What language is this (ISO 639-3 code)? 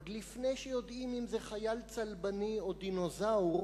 heb